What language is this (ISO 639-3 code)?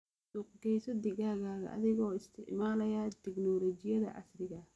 som